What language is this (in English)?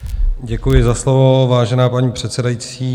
Czech